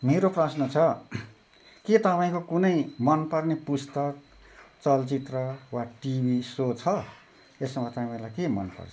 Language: Nepali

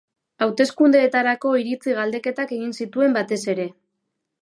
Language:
Basque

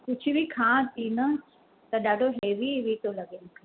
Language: Sindhi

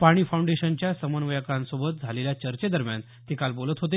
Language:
Marathi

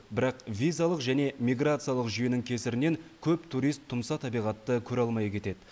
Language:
Kazakh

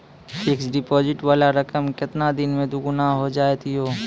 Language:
Maithili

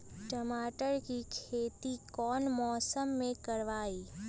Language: Magahi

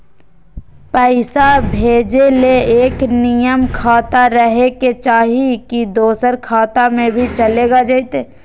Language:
Magahi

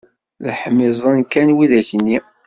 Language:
Kabyle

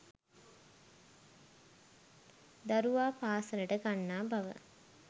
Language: Sinhala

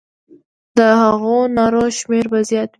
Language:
Pashto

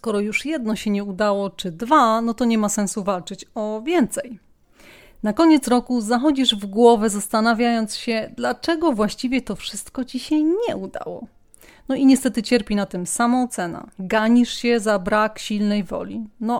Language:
Polish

